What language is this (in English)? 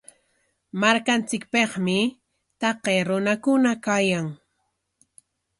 Corongo Ancash Quechua